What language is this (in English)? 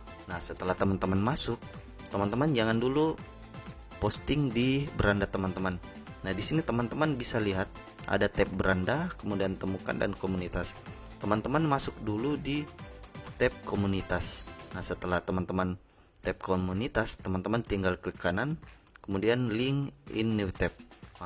Indonesian